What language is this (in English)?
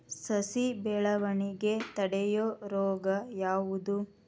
Kannada